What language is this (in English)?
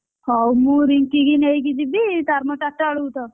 Odia